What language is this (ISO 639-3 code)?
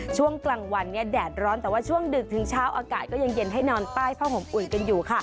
tha